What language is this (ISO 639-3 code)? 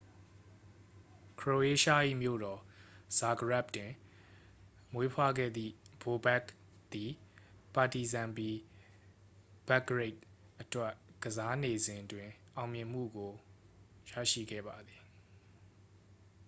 mya